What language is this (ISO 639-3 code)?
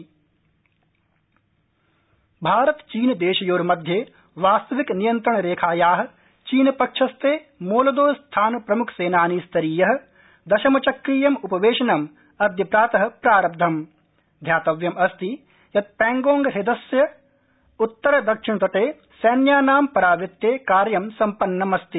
san